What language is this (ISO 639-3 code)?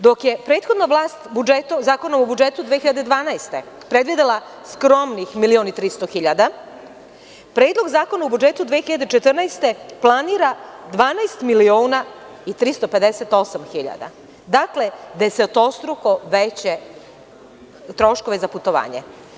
srp